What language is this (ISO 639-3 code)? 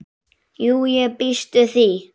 isl